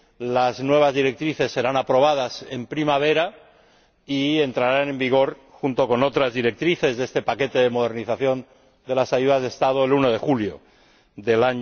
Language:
Spanish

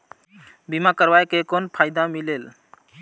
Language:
Chhattisgarhi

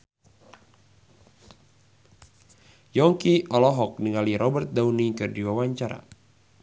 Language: Sundanese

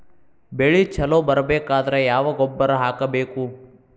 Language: Kannada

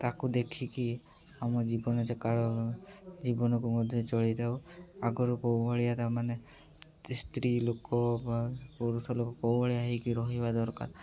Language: Odia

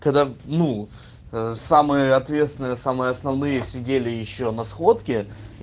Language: Russian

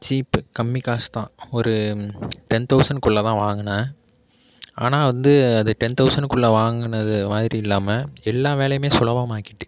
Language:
Tamil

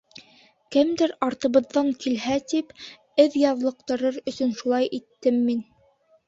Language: Bashkir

